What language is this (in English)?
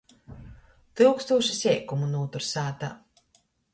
Latgalian